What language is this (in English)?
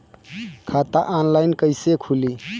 Bhojpuri